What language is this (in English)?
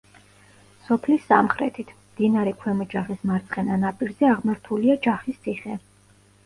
Georgian